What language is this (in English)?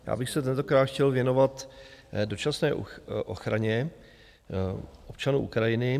Czech